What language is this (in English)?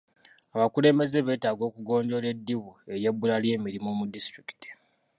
Ganda